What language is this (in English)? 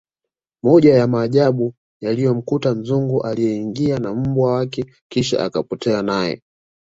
Swahili